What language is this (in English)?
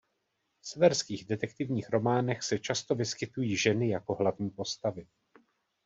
Czech